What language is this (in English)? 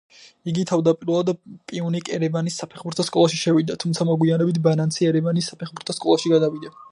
Georgian